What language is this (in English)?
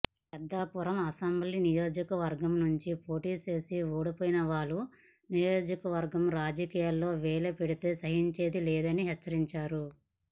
Telugu